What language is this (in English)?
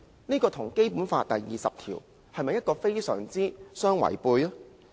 Cantonese